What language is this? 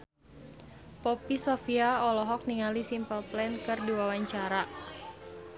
Sundanese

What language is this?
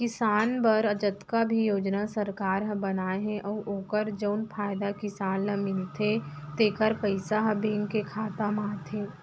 Chhattisgarhi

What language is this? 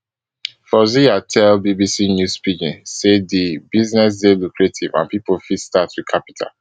Nigerian Pidgin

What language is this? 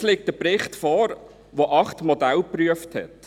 Swiss German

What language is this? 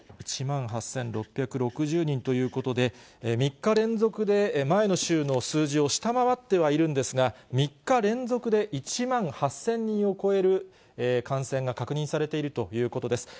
Japanese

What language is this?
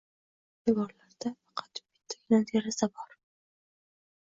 Uzbek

